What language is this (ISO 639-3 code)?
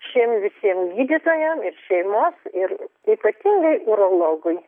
lit